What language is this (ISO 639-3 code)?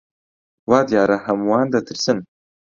ckb